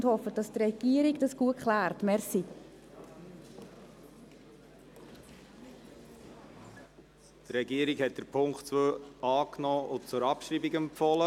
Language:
Swiss German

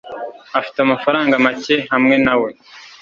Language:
Kinyarwanda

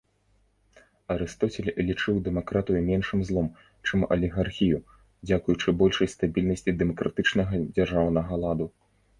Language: Belarusian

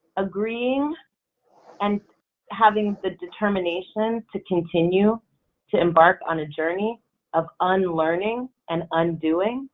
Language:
English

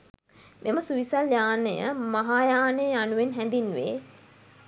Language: Sinhala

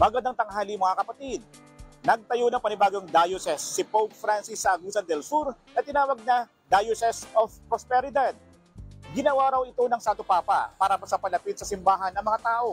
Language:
Filipino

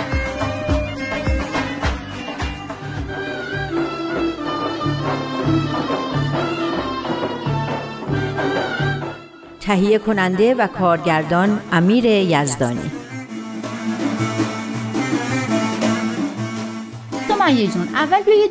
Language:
Persian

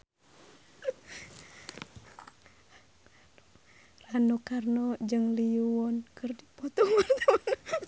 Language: Sundanese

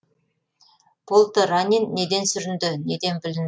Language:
Kazakh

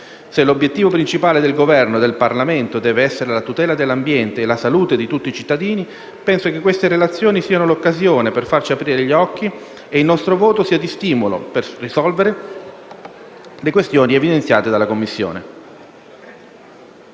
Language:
Italian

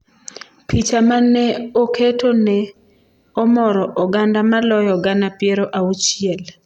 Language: Luo (Kenya and Tanzania)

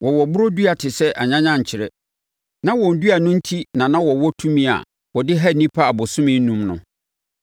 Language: Akan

